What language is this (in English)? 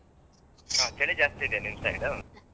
Kannada